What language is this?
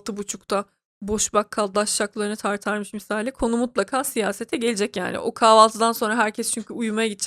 Turkish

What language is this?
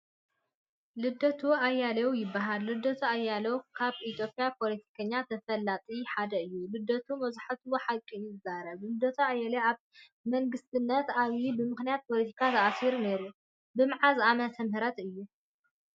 Tigrinya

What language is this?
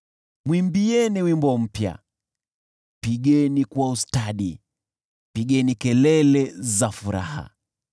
Swahili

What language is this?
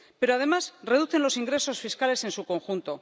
Spanish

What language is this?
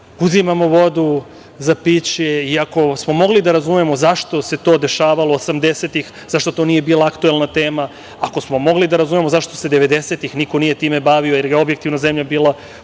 Serbian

